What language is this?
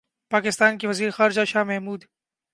Urdu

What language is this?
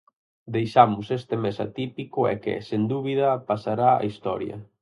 Galician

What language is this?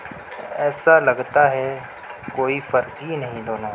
Urdu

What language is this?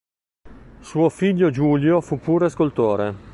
Italian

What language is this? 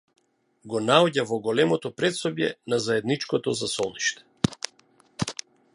Macedonian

